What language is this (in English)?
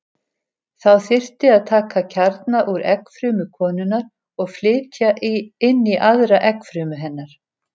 Icelandic